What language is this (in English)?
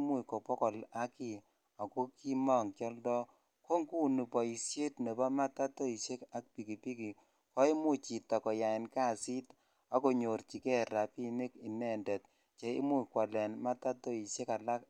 Kalenjin